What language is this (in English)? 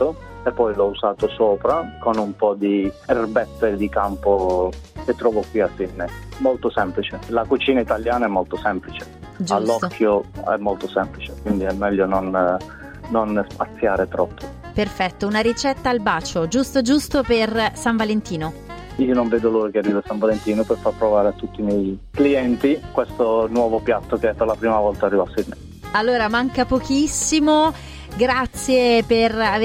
Italian